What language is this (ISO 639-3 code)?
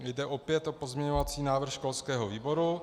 ces